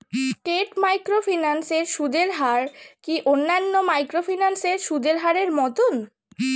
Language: Bangla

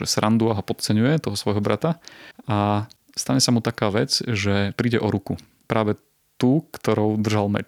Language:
Slovak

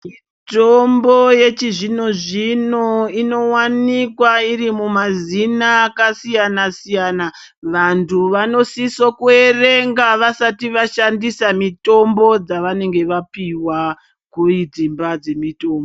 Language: Ndau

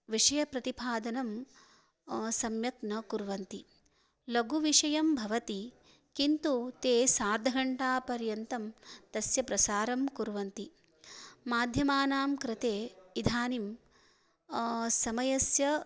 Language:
Sanskrit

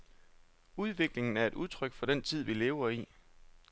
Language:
Danish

